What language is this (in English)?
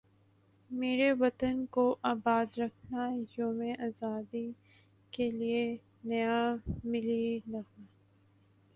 Urdu